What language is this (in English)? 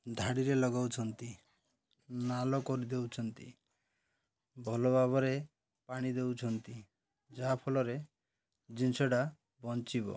Odia